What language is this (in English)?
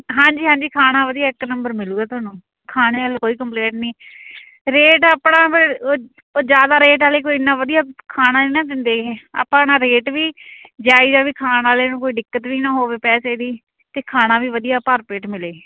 Punjabi